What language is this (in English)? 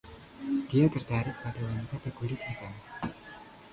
Indonesian